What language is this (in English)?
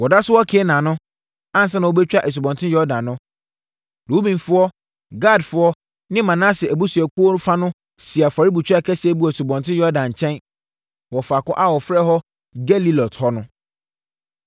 Akan